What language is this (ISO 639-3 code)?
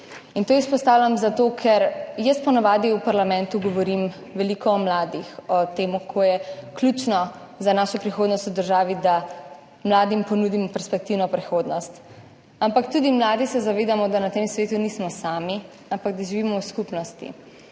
slv